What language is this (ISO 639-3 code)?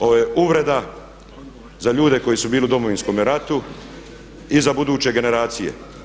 hrv